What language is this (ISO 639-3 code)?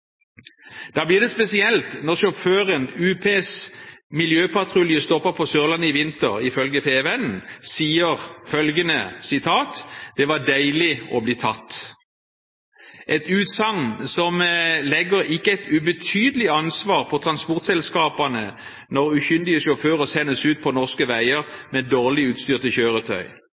nob